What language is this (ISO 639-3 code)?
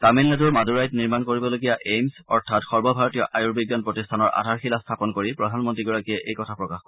asm